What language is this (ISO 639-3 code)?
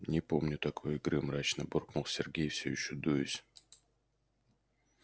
rus